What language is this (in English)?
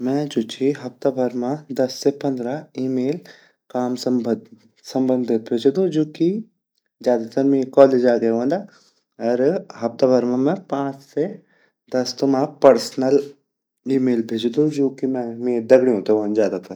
Garhwali